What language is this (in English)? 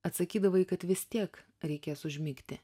Lithuanian